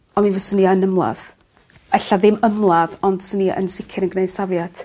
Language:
Welsh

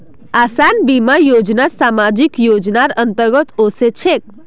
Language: Magahi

